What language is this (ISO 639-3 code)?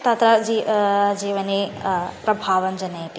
san